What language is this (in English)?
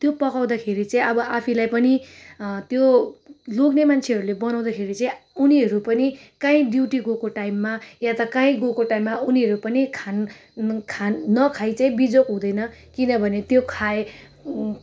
Nepali